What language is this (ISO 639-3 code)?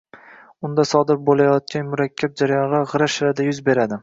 uzb